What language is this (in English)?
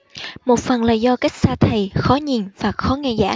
Vietnamese